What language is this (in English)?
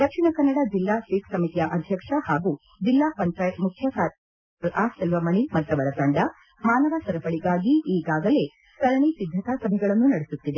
Kannada